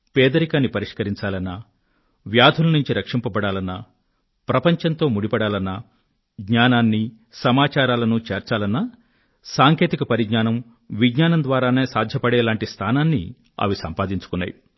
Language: Telugu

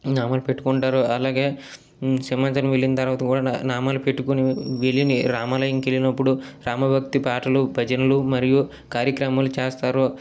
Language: Telugu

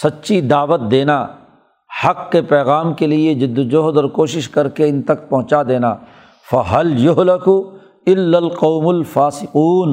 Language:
Urdu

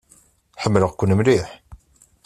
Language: Kabyle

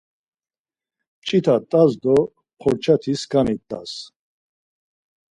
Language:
Laz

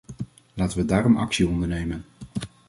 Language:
Dutch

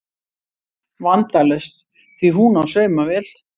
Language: Icelandic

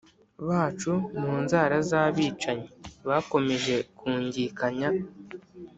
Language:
Kinyarwanda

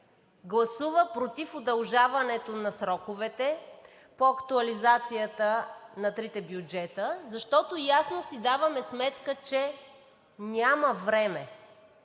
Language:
Bulgarian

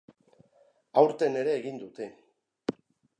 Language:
Basque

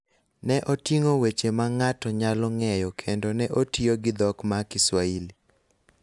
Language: Luo (Kenya and Tanzania)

